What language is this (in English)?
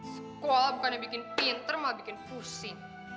Indonesian